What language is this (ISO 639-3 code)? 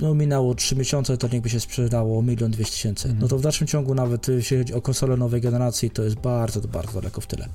pol